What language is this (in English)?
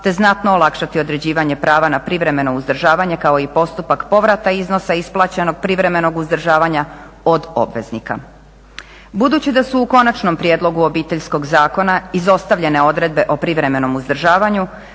Croatian